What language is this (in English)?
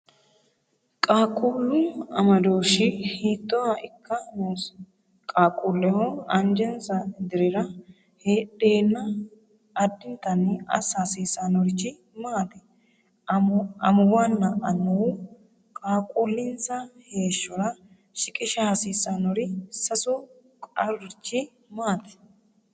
Sidamo